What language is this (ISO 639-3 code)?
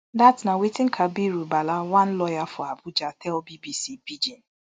pcm